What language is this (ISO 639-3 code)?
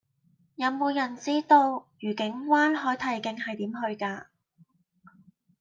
yue